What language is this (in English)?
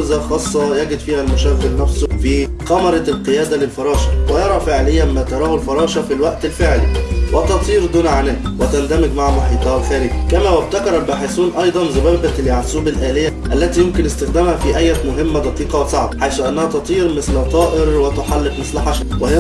Arabic